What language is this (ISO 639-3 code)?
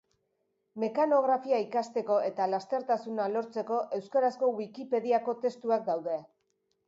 eus